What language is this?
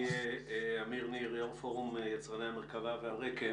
Hebrew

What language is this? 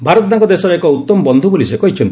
Odia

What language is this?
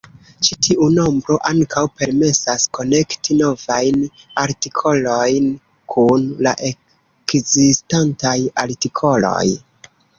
Esperanto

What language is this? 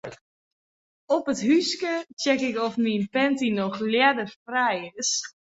Western Frisian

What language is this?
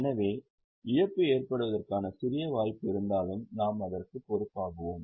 Tamil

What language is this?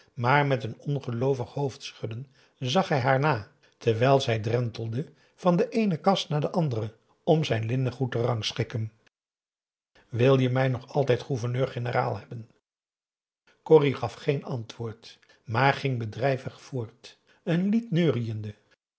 Dutch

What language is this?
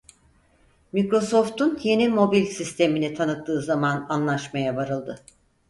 Turkish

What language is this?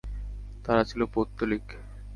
Bangla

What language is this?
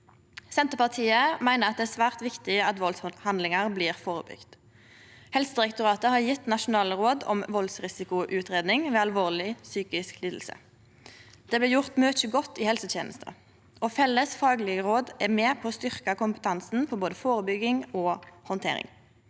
Norwegian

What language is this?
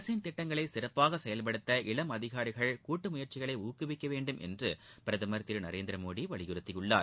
Tamil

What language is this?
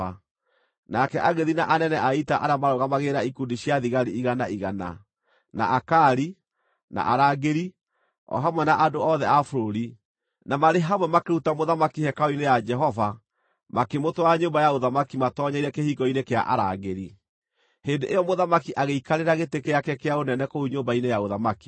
Kikuyu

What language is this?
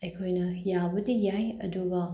Manipuri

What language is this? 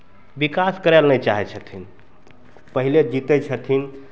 Maithili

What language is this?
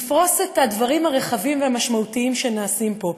Hebrew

